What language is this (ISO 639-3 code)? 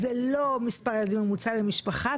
heb